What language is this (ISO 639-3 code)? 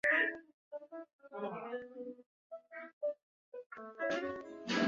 zho